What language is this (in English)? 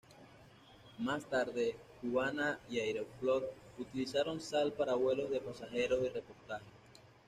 Spanish